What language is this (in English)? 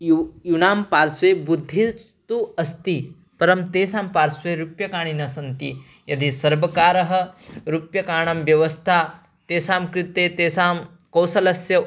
Sanskrit